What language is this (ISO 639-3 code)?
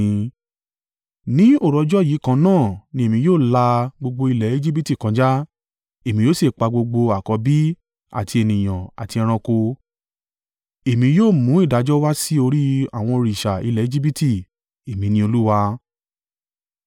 yor